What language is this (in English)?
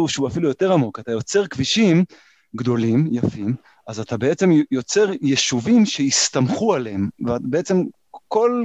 Hebrew